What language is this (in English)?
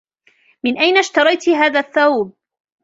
Arabic